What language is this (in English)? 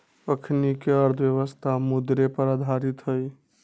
Magahi